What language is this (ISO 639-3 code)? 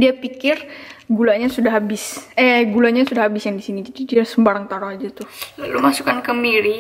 ind